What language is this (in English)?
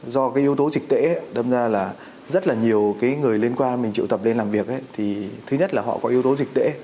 Vietnamese